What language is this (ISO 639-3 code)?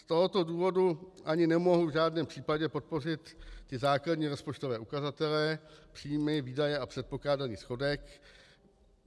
ces